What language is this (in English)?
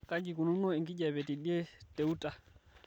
Masai